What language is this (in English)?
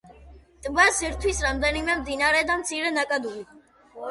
Georgian